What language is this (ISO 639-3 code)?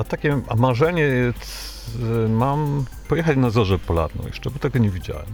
pol